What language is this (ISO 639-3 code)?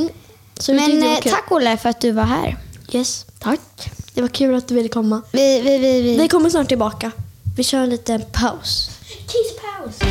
swe